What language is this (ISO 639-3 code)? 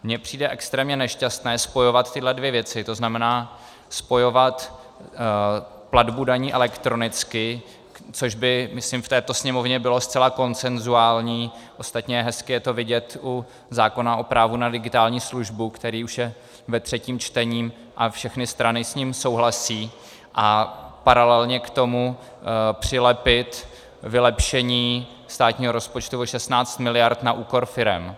ces